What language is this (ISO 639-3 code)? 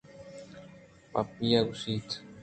bgp